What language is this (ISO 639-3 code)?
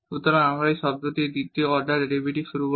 ben